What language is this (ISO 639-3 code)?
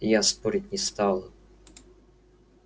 rus